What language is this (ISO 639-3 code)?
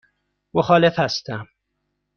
fas